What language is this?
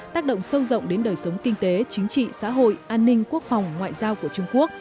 Vietnamese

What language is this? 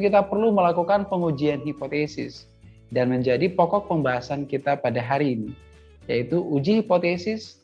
Indonesian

